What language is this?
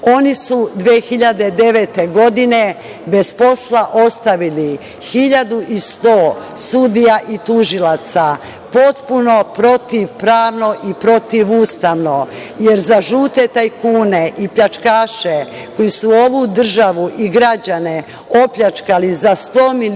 Serbian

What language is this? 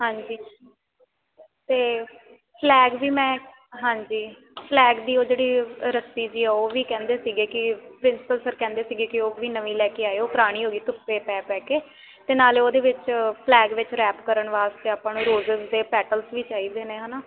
Punjabi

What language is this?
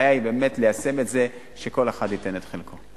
Hebrew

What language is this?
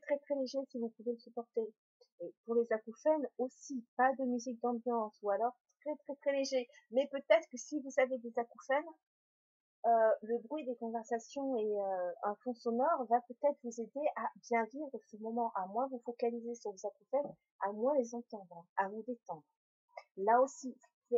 French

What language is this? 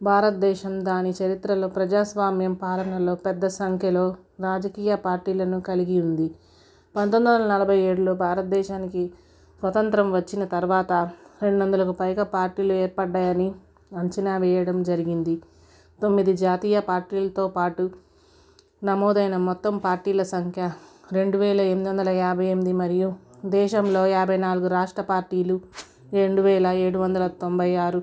Telugu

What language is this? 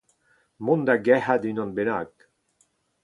Breton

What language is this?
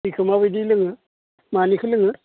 Bodo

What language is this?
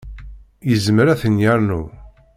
Kabyle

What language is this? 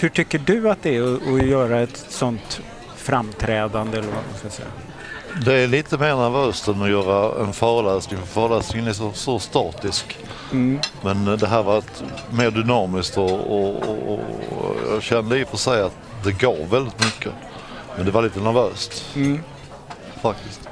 Swedish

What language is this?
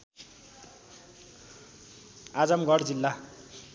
Nepali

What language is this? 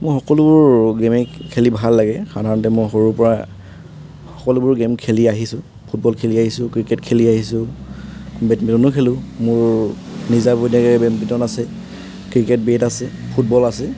Assamese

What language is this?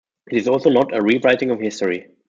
English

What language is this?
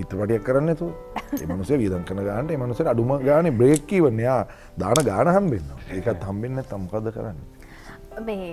Indonesian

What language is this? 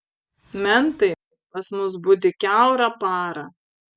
Lithuanian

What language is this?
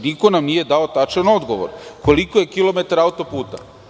Serbian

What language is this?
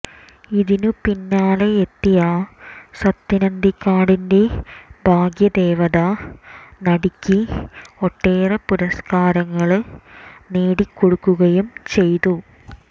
Malayalam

